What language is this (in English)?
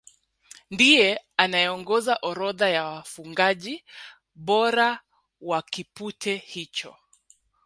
Swahili